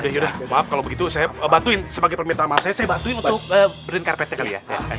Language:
Indonesian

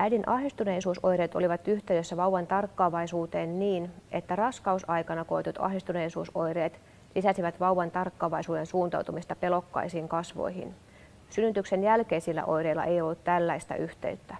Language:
Finnish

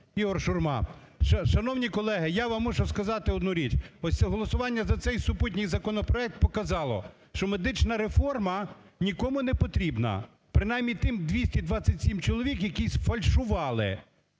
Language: Ukrainian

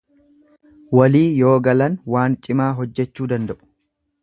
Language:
Oromo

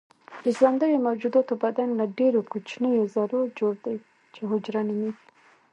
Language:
Pashto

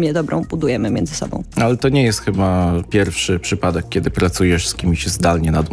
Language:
Polish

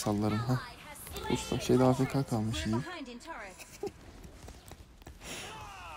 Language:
Turkish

